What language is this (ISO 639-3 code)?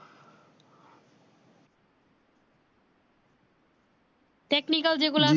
ben